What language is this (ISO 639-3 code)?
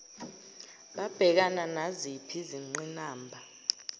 zul